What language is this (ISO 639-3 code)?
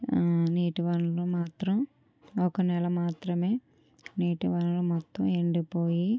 tel